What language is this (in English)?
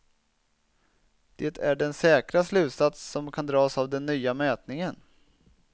Swedish